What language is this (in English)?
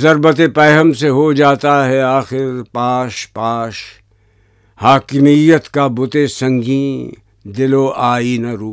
Urdu